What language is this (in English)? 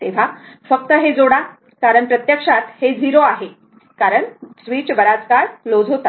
Marathi